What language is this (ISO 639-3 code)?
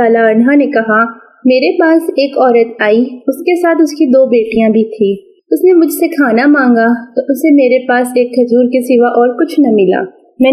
urd